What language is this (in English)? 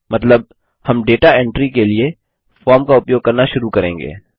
Hindi